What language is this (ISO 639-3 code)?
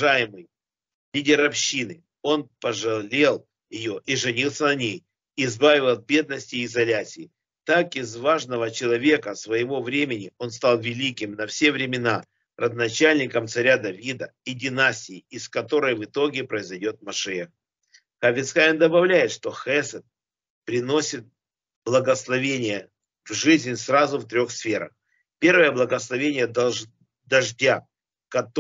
rus